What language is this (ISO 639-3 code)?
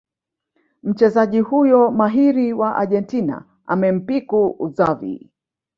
swa